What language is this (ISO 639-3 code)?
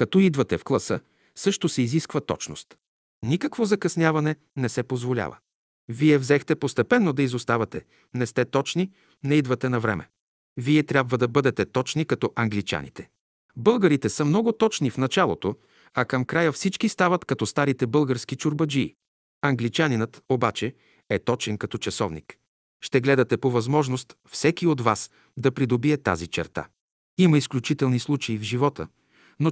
bul